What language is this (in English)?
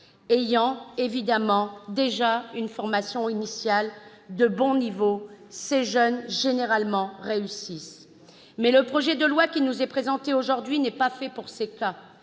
French